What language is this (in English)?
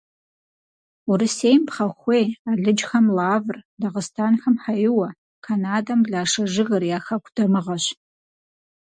Kabardian